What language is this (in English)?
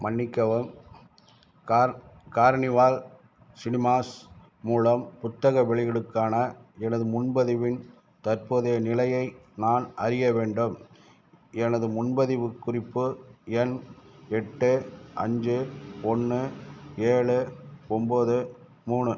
Tamil